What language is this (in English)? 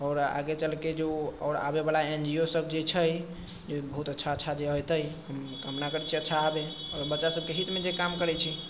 Maithili